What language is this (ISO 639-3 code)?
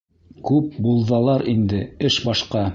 bak